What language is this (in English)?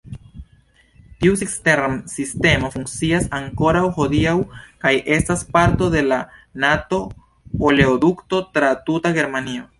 Esperanto